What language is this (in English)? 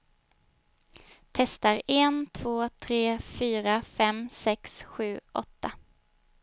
Swedish